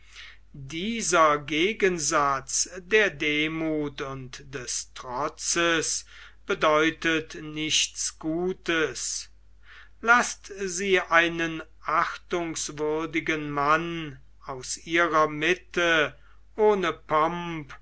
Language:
German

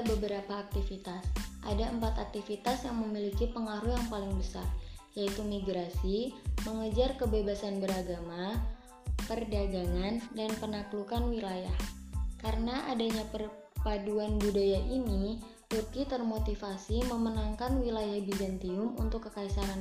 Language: Indonesian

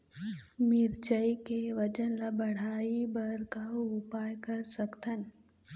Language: Chhattisgarhi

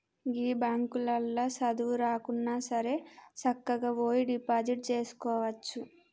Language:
Telugu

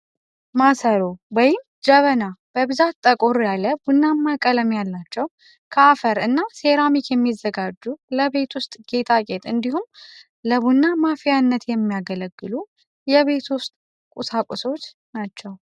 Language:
Amharic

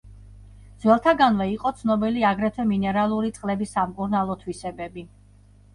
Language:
Georgian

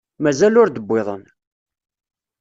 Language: Kabyle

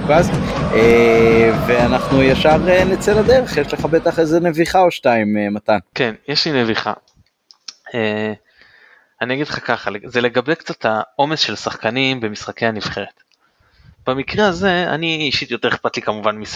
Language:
Hebrew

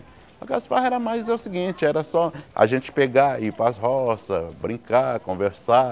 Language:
Portuguese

